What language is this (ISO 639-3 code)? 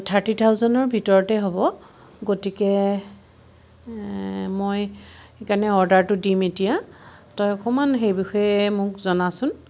asm